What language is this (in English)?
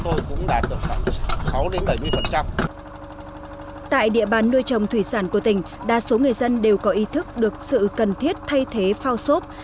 Vietnamese